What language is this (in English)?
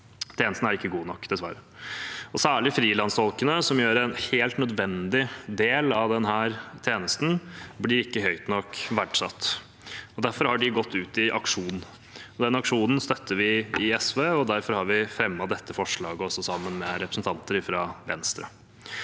Norwegian